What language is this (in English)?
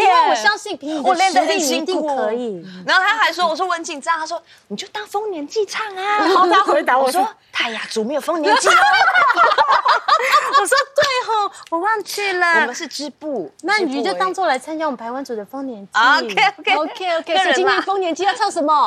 Chinese